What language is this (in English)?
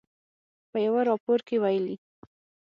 Pashto